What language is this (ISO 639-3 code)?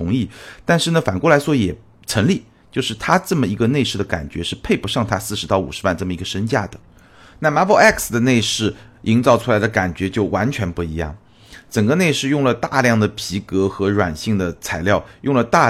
zho